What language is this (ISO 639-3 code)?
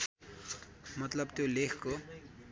nep